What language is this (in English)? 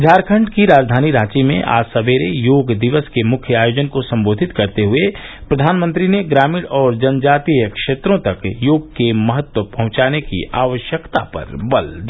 Hindi